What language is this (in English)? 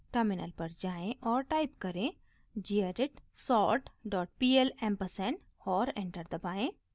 Hindi